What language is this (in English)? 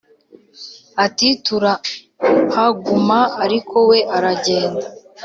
Kinyarwanda